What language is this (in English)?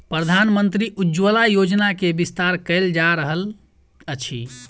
Maithili